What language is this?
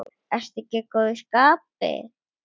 Icelandic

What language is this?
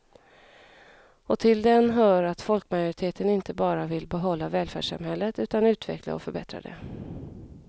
Swedish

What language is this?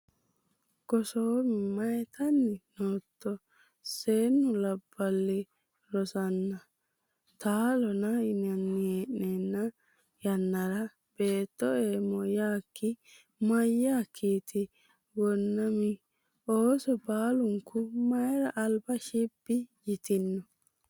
Sidamo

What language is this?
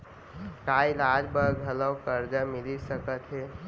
Chhattisgarhi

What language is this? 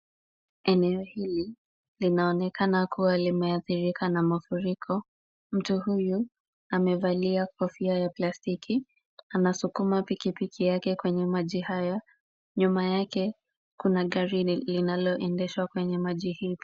Swahili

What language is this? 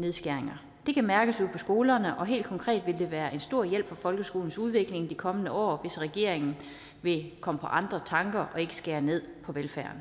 Danish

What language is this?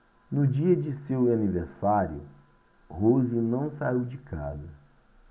Portuguese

